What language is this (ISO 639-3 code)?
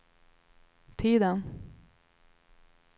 swe